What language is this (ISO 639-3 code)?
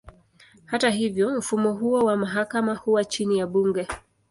swa